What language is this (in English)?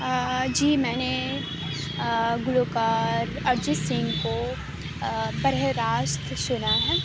Urdu